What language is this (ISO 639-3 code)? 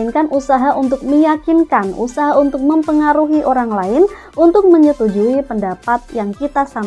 ind